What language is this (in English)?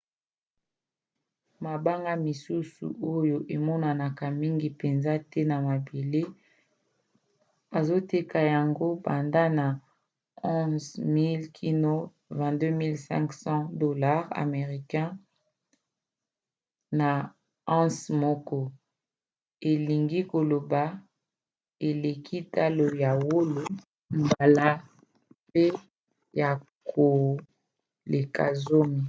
Lingala